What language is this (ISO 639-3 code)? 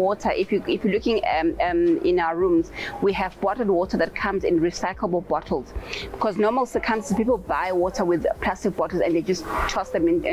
eng